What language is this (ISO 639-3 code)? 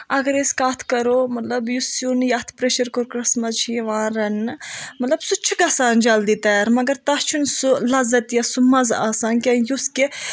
kas